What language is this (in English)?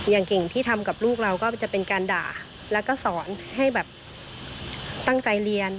Thai